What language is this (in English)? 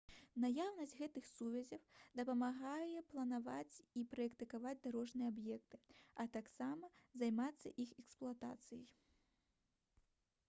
Belarusian